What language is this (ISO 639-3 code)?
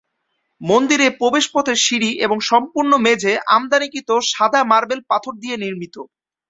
ben